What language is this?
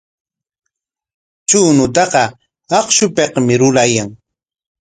Corongo Ancash Quechua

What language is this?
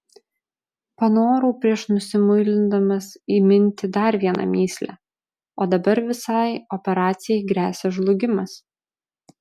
Lithuanian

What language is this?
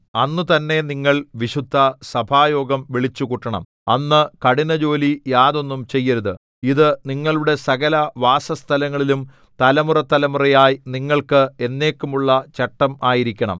Malayalam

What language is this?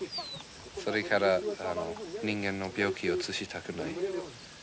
Japanese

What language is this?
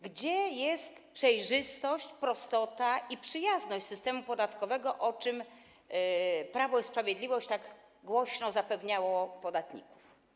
Polish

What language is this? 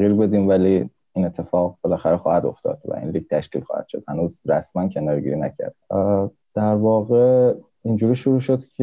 Persian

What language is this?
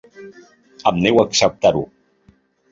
Catalan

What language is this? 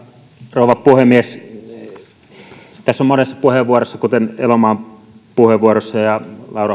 Finnish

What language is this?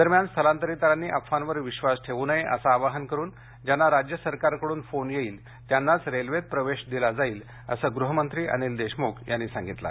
Marathi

